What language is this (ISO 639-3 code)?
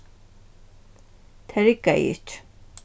fao